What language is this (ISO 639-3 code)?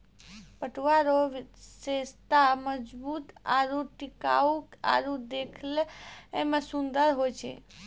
mai